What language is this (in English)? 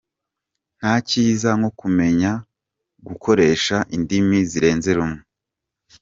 Kinyarwanda